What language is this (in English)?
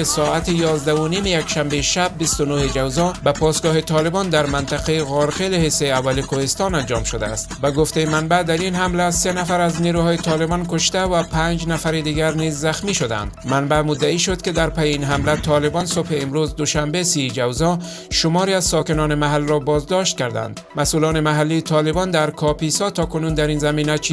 Persian